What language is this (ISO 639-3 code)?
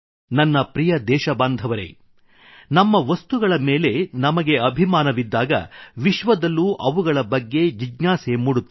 kan